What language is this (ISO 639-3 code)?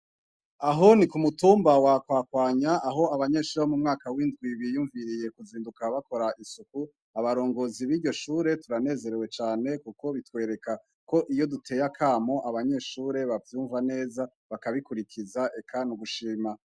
run